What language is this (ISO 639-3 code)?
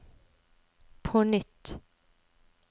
nor